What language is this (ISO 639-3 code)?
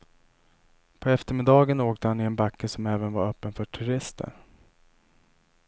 swe